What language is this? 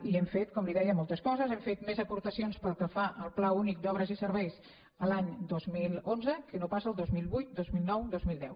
Catalan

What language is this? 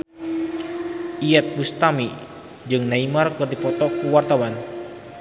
Sundanese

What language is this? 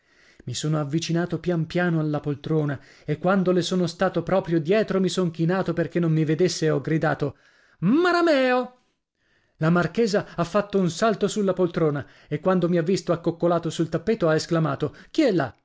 Italian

